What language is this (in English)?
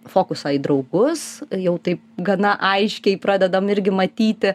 Lithuanian